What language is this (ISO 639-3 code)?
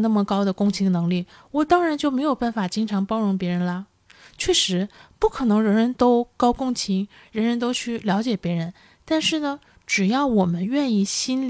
zho